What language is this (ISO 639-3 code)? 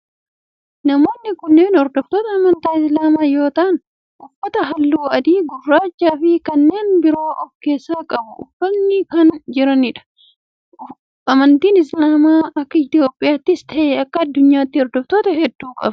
orm